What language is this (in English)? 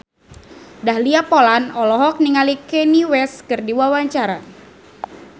Sundanese